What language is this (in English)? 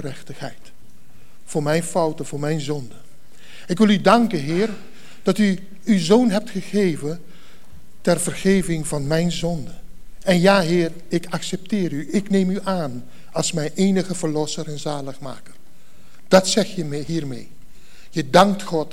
Dutch